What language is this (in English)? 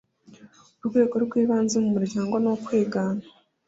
Kinyarwanda